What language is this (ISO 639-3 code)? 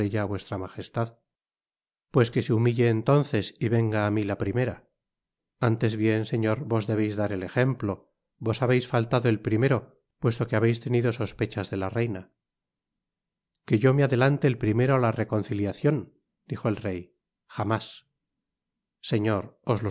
spa